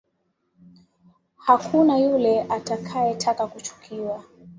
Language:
Swahili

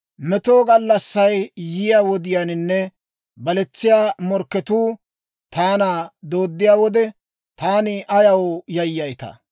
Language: Dawro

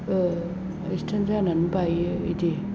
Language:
Bodo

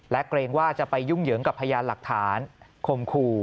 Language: Thai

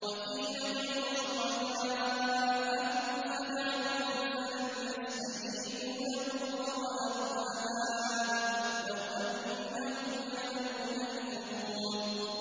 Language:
Arabic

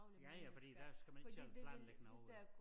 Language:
Danish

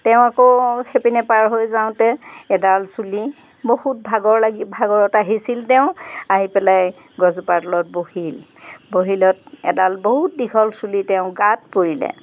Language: Assamese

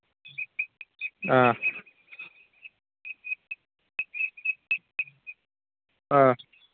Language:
Manipuri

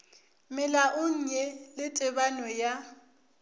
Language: Northern Sotho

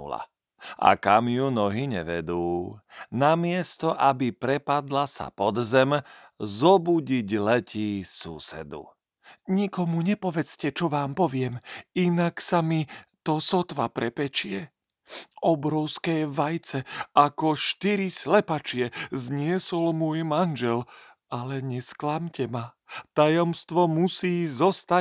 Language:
Slovak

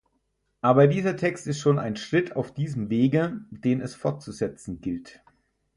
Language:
German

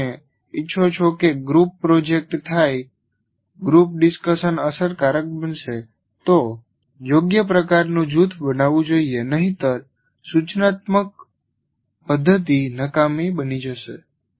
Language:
Gujarati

